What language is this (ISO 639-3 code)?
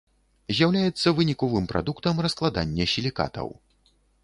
bel